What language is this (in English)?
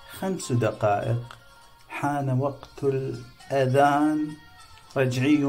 Arabic